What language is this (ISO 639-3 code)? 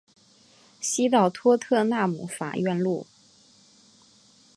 zho